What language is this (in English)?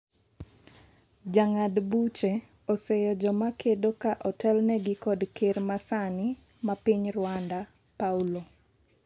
Luo (Kenya and Tanzania)